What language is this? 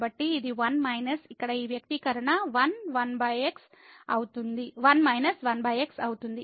Telugu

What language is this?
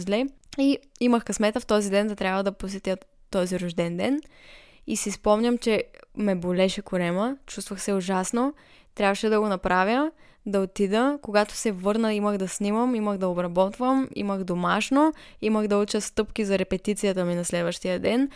Bulgarian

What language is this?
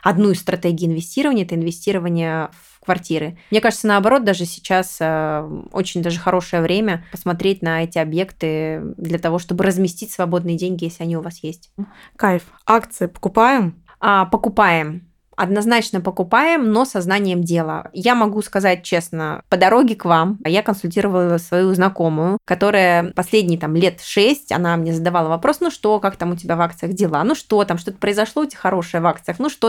Russian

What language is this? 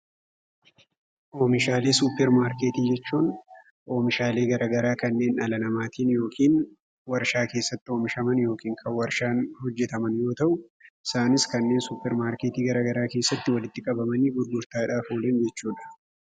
Oromo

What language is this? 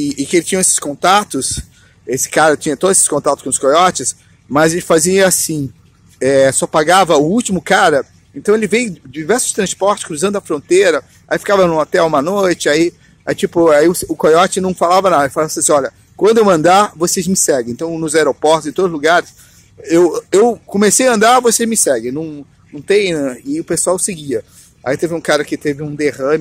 Portuguese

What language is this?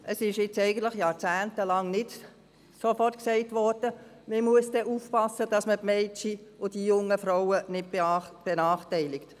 Swiss German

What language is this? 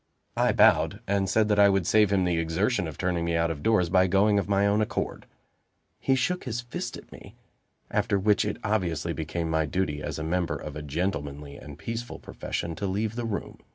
English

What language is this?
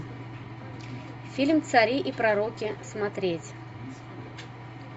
Russian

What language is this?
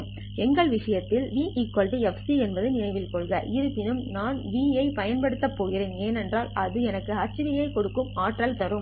Tamil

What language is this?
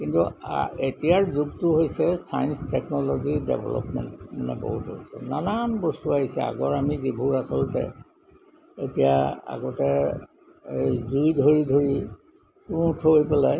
Assamese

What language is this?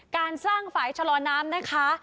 Thai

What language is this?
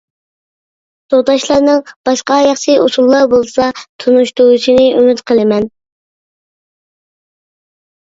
Uyghur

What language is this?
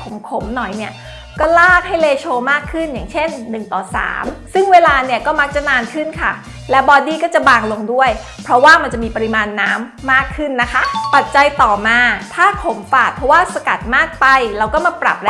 Thai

